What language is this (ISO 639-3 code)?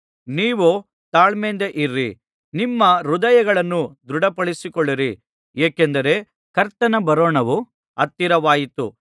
kan